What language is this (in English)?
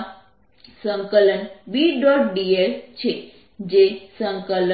Gujarati